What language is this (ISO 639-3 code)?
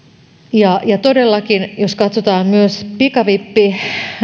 fin